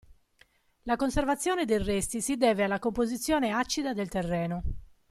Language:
Italian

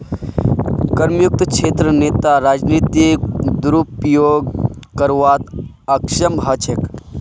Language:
Magahi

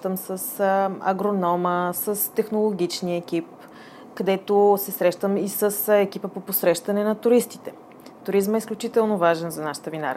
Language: Bulgarian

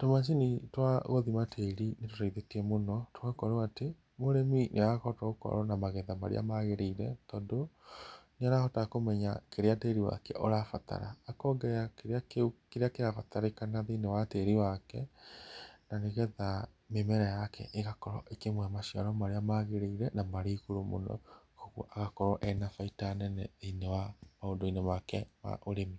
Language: Kikuyu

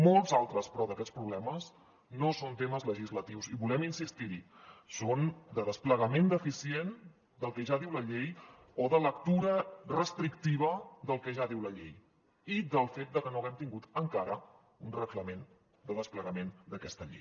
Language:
Catalan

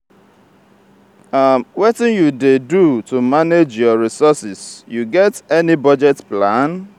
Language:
Nigerian Pidgin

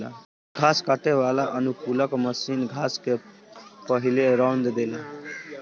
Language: Bhojpuri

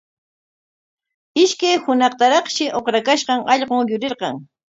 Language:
Corongo Ancash Quechua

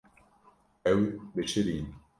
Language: Kurdish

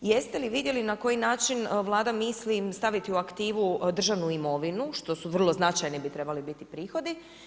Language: Croatian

